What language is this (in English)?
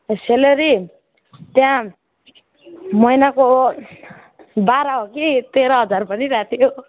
Nepali